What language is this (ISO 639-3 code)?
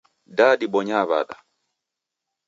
dav